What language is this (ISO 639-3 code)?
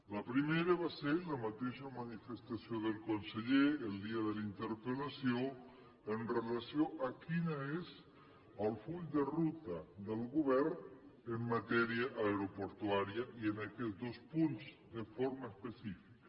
cat